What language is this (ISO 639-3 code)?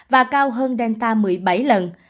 vie